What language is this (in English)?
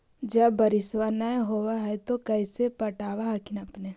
Magahi